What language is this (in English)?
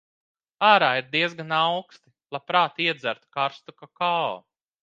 Latvian